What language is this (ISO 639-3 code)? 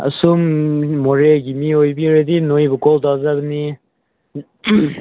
mni